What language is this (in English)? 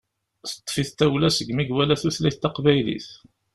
Kabyle